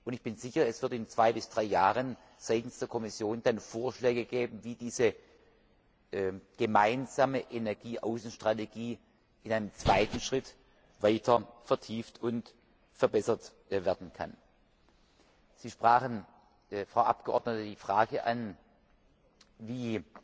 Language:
German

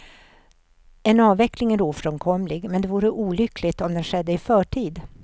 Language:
Swedish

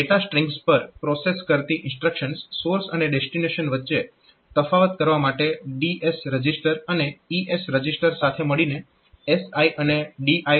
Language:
Gujarati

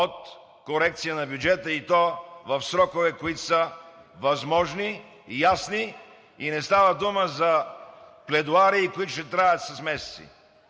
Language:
Bulgarian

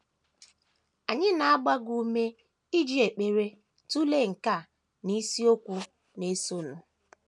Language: Igbo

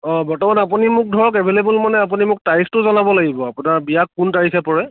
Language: Assamese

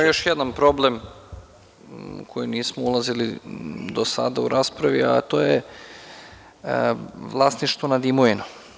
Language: Serbian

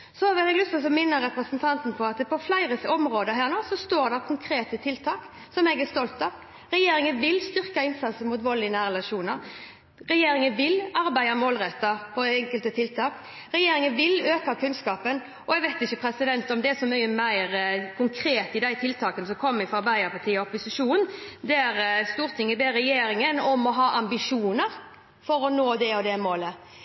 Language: Norwegian Bokmål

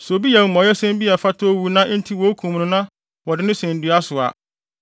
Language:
Akan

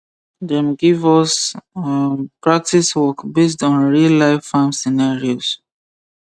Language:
Nigerian Pidgin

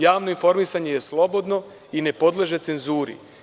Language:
Serbian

